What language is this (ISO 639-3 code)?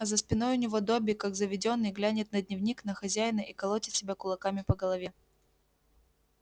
rus